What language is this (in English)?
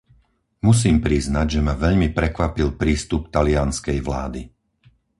Slovak